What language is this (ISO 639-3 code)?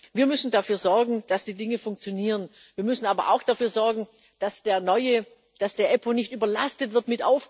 deu